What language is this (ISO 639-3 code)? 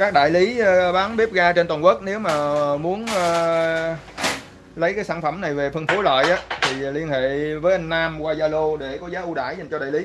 vie